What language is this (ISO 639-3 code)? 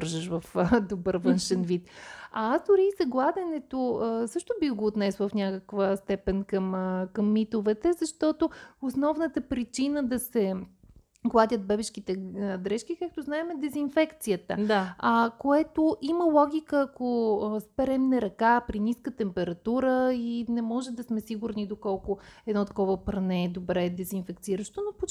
bul